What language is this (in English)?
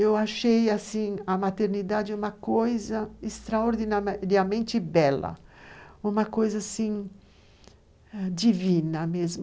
Portuguese